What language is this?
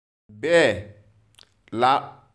Yoruba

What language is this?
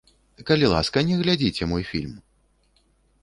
Belarusian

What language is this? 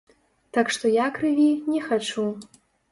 Belarusian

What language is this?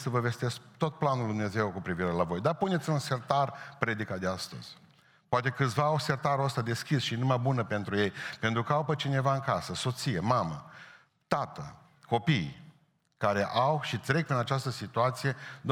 Romanian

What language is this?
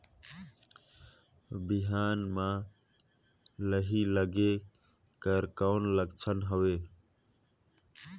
Chhattisgarhi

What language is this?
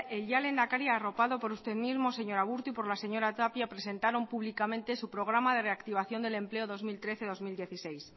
Spanish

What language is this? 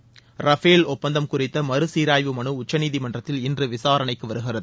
Tamil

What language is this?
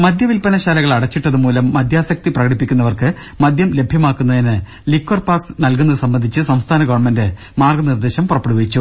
Malayalam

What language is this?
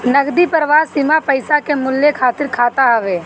Bhojpuri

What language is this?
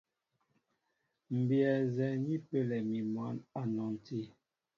Mbo (Cameroon)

